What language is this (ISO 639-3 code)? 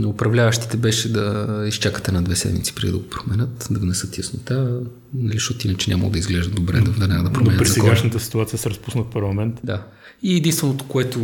bul